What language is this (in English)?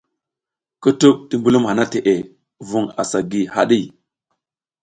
South Giziga